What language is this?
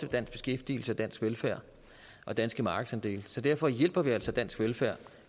Danish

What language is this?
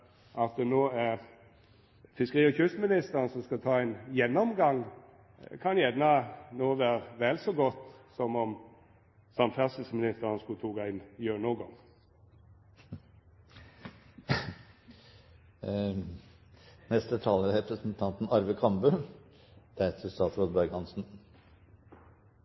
Norwegian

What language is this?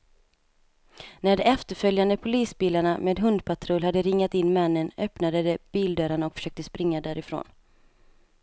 Swedish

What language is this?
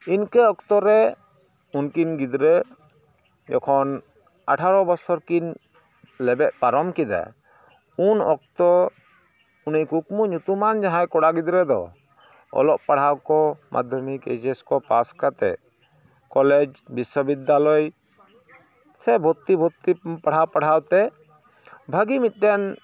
Santali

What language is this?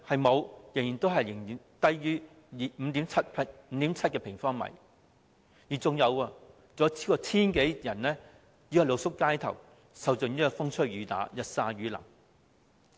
Cantonese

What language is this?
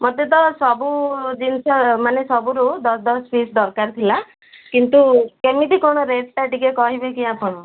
Odia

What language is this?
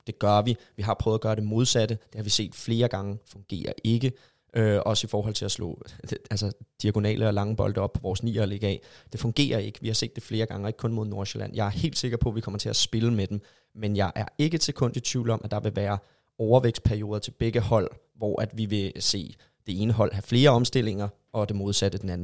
Danish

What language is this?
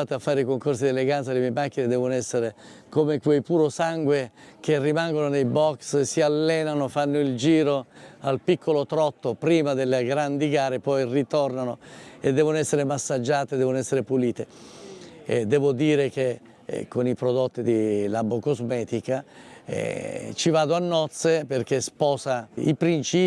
Italian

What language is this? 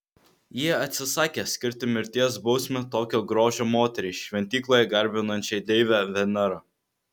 Lithuanian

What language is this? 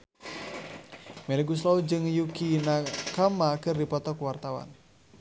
Sundanese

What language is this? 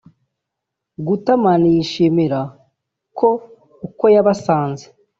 Kinyarwanda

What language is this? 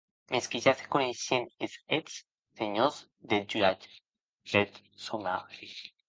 Occitan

